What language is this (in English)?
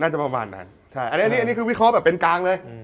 Thai